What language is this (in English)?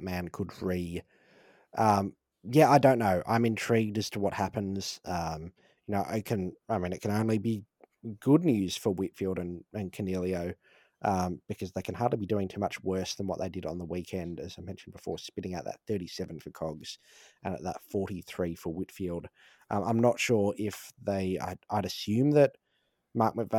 English